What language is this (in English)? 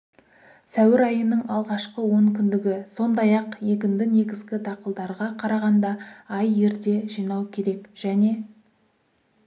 Kazakh